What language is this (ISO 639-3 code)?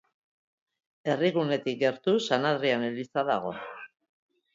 eus